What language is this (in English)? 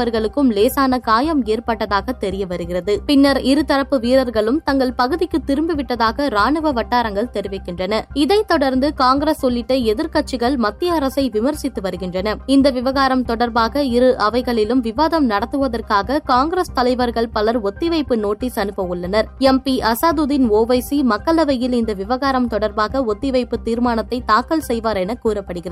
Tamil